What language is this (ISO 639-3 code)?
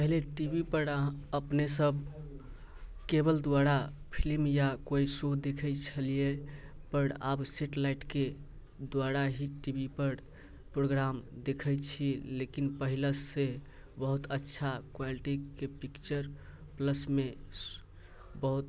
mai